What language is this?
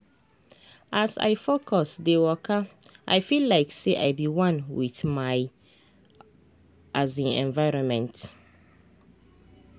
Nigerian Pidgin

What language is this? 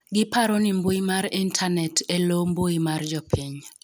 Luo (Kenya and Tanzania)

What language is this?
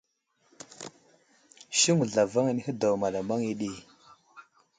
Wuzlam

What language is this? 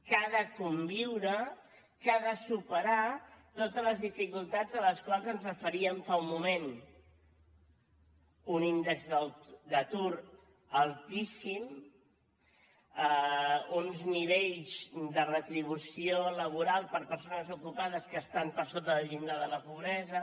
Catalan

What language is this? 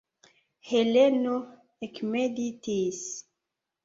Esperanto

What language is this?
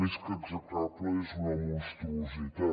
Catalan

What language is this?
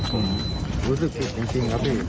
Thai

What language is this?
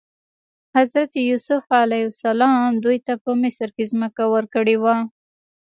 Pashto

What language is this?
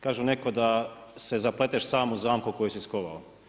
Croatian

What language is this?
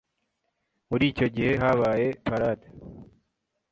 Kinyarwanda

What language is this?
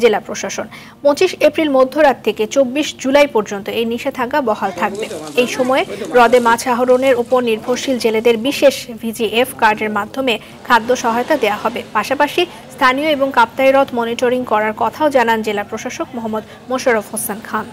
Bangla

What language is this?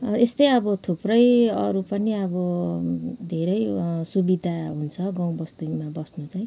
Nepali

